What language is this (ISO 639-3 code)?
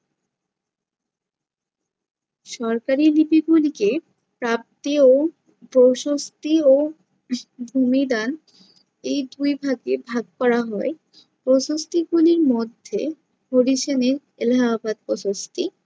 ben